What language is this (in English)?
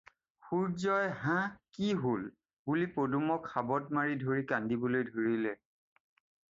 Assamese